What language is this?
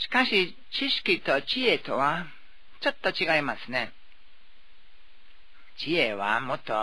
Japanese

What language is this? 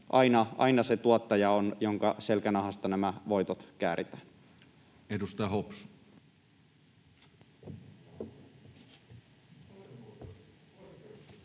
Finnish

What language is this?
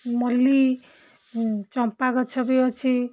Odia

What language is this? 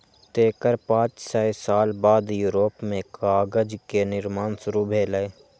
Maithili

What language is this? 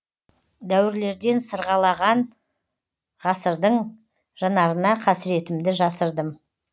Kazakh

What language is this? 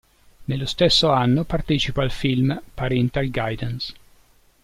Italian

